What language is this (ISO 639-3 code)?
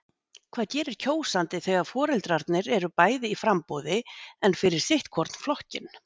isl